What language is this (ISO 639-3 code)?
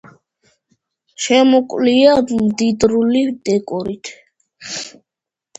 kat